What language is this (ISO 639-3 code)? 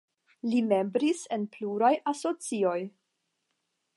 epo